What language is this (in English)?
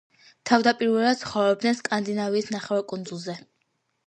Georgian